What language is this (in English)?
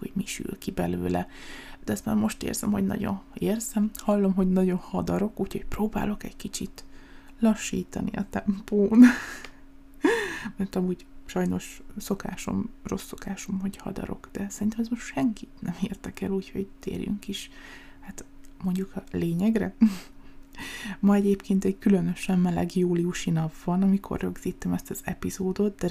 Hungarian